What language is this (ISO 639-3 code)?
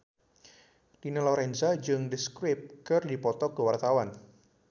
sun